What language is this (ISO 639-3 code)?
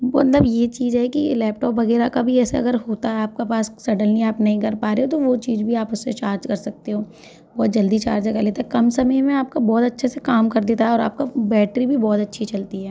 hin